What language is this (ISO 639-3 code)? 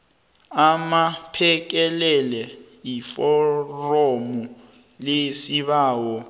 nbl